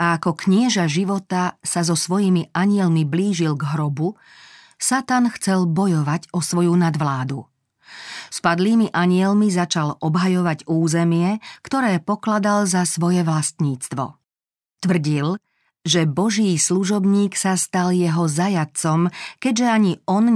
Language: Slovak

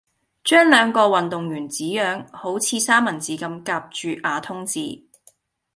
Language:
Cantonese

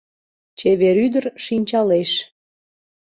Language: Mari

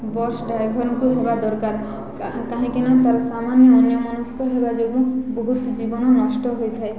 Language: Odia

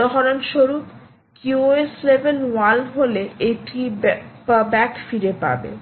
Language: Bangla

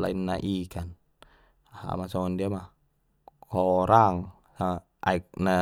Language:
Batak Mandailing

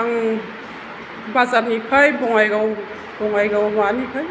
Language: Bodo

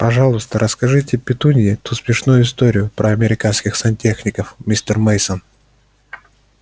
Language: Russian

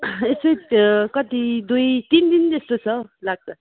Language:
Nepali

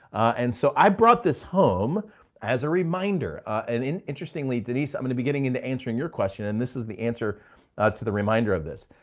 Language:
English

